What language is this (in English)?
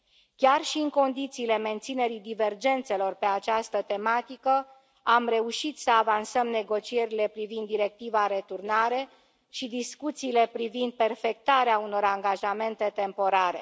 Romanian